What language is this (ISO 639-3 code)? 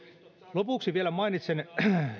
fin